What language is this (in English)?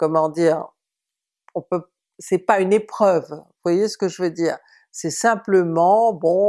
French